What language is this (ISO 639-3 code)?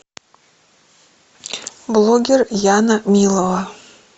rus